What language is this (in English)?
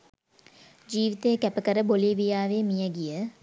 Sinhala